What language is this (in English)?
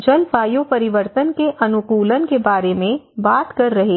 Hindi